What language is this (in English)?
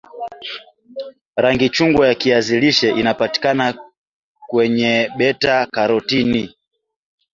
Swahili